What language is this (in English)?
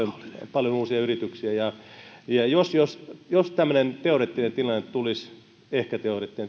Finnish